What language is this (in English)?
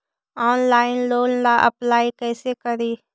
Magahi